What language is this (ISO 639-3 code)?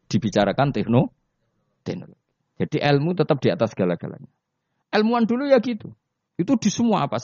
ind